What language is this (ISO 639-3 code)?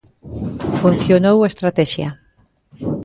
glg